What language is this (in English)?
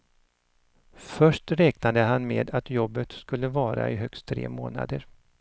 Swedish